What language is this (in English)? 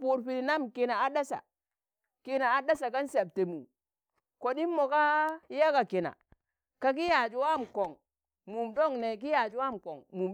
Tangale